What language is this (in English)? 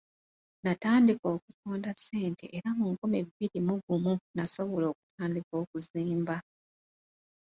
Ganda